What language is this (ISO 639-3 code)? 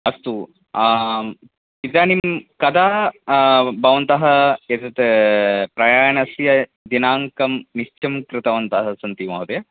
san